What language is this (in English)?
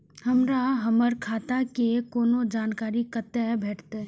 Maithili